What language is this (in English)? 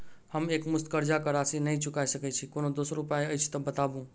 Maithili